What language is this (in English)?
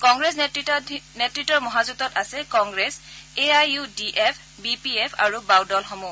Assamese